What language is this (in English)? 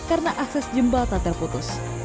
Indonesian